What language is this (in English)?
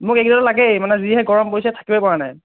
Assamese